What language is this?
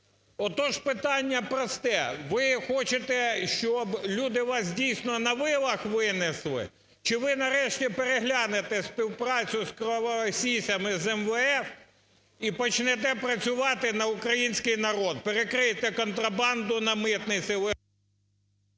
Ukrainian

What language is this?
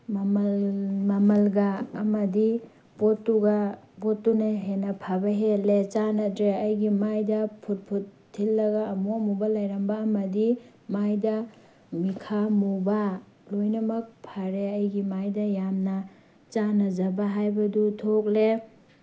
Manipuri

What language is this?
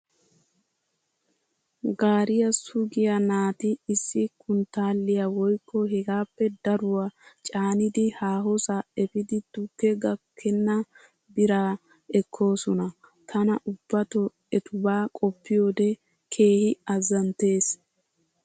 Wolaytta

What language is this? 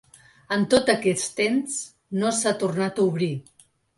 Catalan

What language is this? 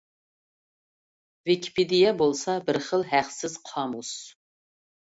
Uyghur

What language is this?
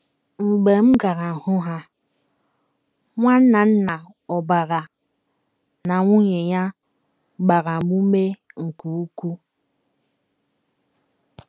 Igbo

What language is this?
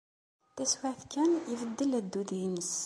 Kabyle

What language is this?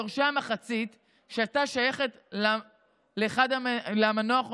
Hebrew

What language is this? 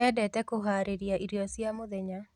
Kikuyu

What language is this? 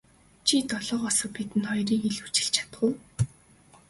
Mongolian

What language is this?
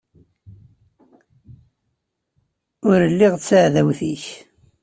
Kabyle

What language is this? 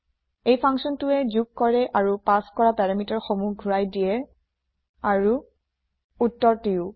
Assamese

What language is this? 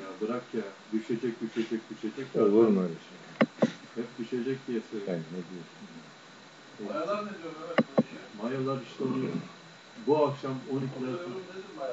Turkish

